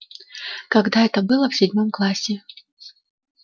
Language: Russian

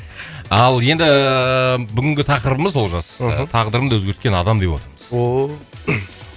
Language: Kazakh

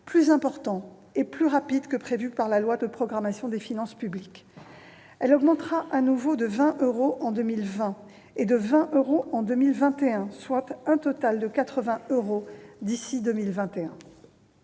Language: French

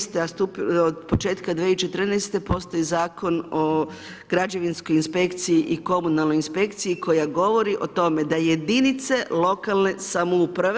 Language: Croatian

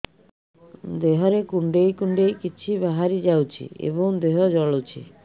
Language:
Odia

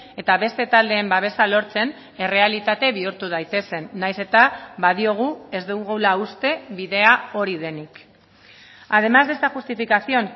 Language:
Basque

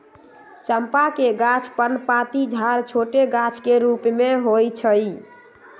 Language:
Magahi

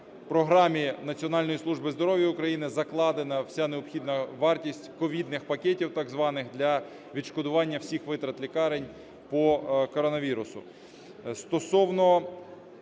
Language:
Ukrainian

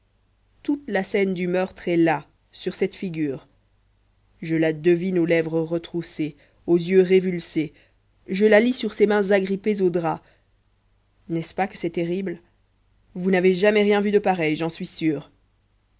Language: French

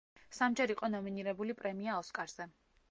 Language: Georgian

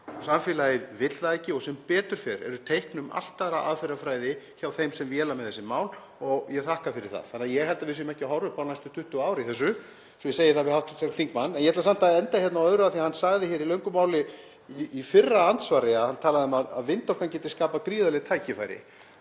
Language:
Icelandic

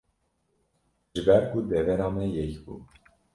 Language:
Kurdish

